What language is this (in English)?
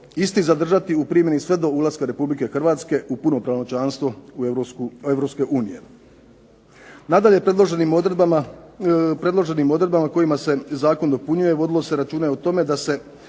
Croatian